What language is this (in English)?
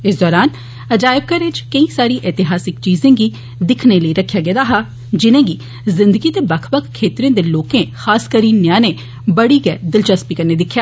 Dogri